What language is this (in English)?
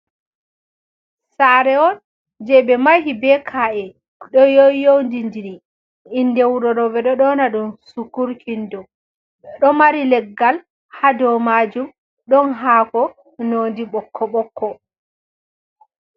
Fula